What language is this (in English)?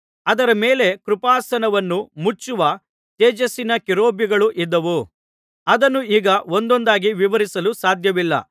Kannada